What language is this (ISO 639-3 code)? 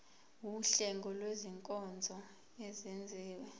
zul